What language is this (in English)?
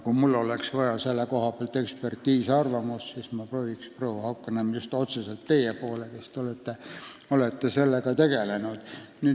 Estonian